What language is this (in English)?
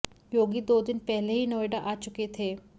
Hindi